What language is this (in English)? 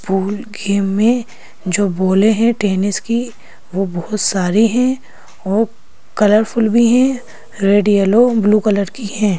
Hindi